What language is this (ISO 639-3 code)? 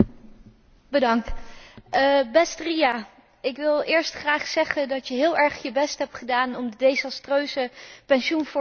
nld